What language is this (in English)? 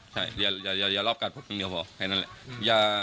Thai